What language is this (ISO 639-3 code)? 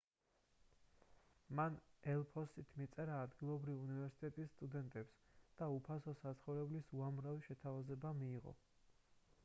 kat